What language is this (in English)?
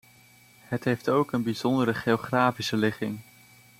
Dutch